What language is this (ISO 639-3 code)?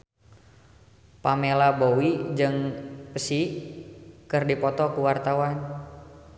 sun